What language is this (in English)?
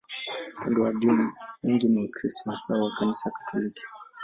Swahili